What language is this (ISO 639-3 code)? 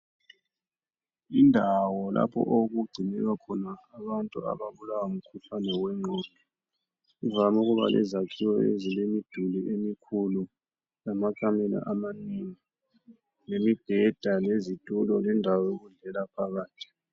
nde